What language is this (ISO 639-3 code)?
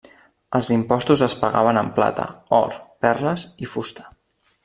cat